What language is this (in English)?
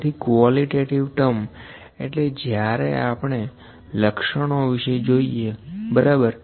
Gujarati